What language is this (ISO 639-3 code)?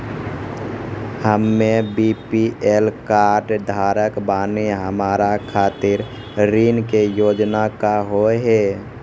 mai